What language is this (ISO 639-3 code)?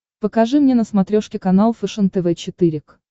rus